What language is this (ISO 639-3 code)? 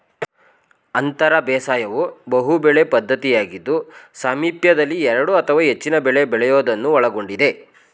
kan